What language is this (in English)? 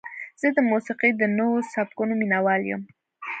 Pashto